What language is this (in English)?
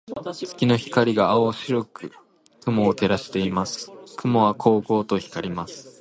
Japanese